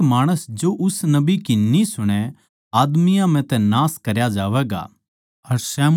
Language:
Haryanvi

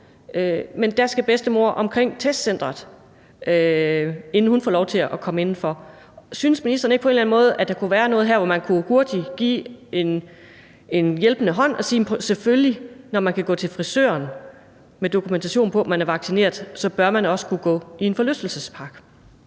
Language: Danish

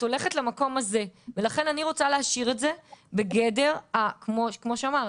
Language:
Hebrew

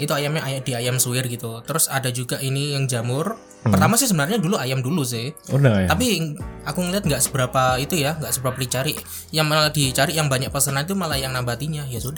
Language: Indonesian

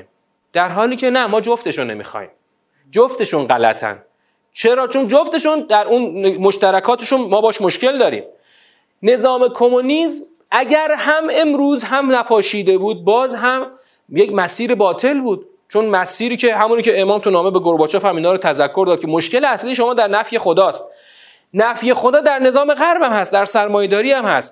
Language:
Persian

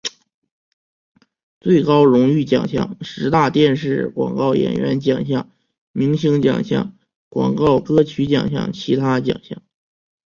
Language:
Chinese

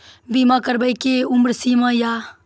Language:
Maithili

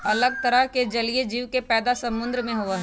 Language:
Magahi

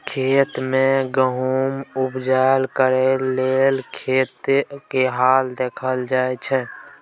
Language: Maithili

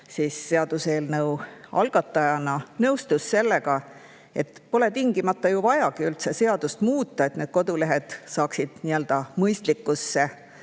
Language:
Estonian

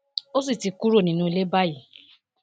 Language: Yoruba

